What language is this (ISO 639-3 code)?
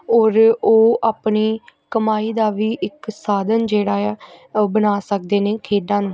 pan